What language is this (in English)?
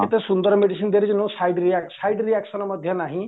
Odia